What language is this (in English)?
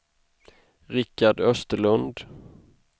Swedish